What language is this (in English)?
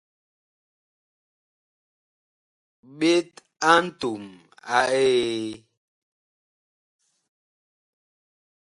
Bakoko